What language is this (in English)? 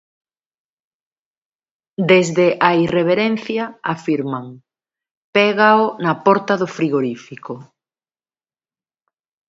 Galician